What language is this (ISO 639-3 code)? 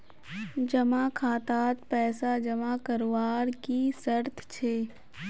mag